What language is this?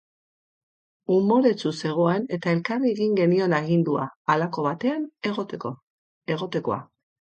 Basque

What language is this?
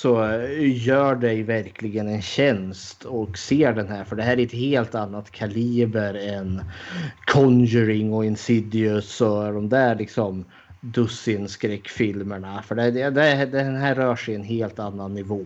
Swedish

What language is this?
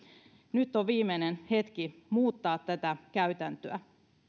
Finnish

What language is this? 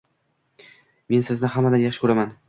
Uzbek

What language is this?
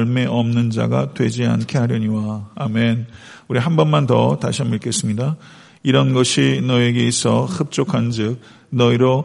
Korean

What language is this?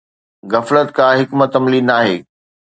Sindhi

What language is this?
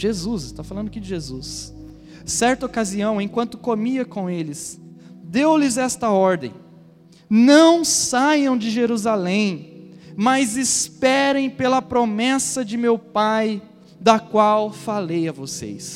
Portuguese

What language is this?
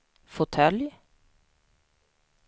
Swedish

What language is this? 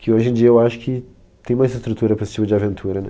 Portuguese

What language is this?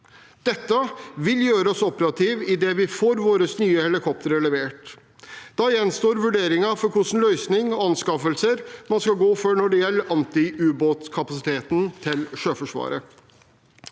Norwegian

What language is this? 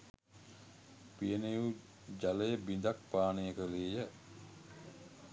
Sinhala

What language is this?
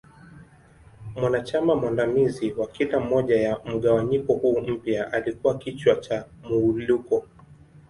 Swahili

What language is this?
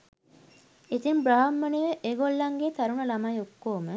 Sinhala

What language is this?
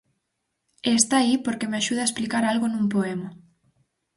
Galician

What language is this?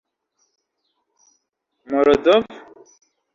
Esperanto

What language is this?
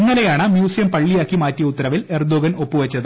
Malayalam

